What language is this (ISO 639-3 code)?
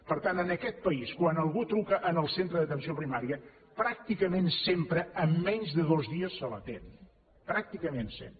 cat